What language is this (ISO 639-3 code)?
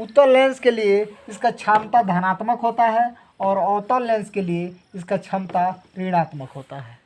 hin